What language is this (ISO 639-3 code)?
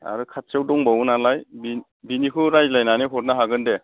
brx